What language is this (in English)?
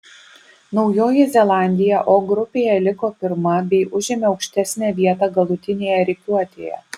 Lithuanian